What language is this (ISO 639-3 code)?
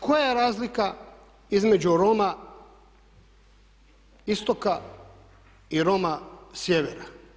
hrv